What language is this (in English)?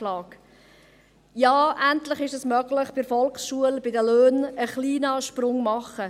Swiss German